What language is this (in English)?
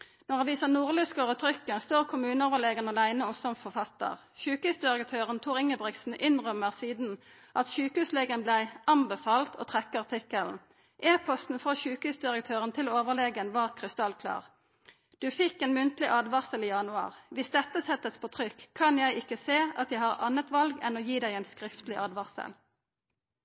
Norwegian Nynorsk